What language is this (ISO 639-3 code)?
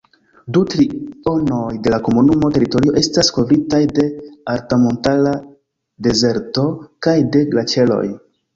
epo